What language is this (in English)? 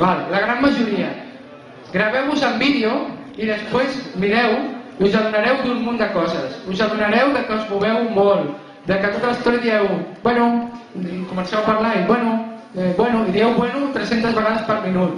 Catalan